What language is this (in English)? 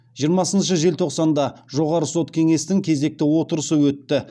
Kazakh